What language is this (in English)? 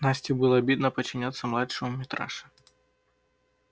Russian